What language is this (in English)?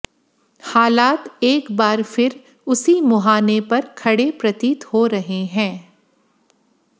Hindi